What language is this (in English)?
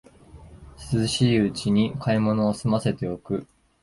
Japanese